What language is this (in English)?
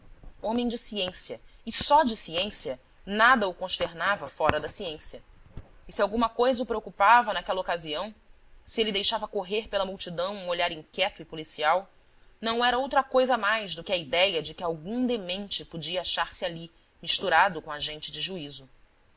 Portuguese